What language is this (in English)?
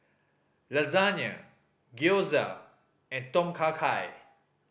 English